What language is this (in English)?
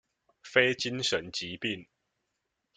Chinese